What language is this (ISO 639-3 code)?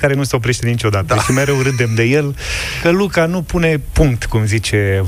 ron